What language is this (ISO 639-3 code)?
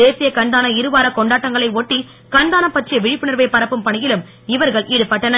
tam